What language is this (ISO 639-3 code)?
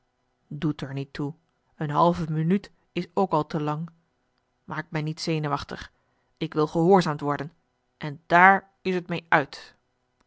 nld